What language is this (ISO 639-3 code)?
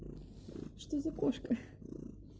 rus